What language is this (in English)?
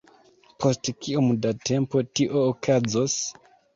Esperanto